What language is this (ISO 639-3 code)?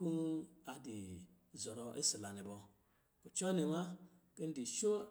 mgi